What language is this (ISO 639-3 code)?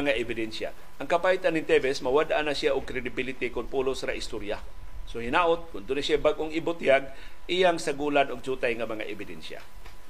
fil